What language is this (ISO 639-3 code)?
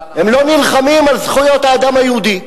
heb